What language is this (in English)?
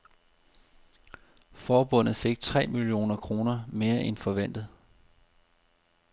Danish